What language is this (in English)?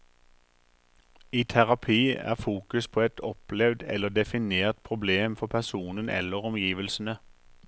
Norwegian